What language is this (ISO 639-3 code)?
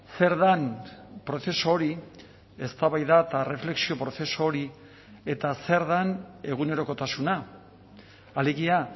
eus